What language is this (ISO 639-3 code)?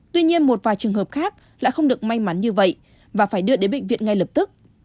vie